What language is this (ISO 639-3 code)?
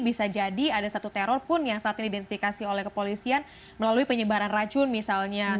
ind